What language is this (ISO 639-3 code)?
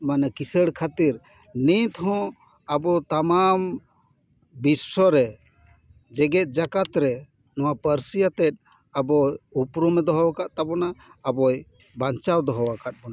sat